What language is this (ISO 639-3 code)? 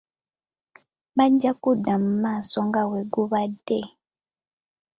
lug